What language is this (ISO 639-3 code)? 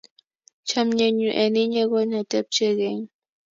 kln